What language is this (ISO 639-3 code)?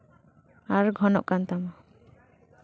sat